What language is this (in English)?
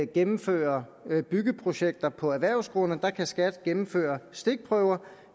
Danish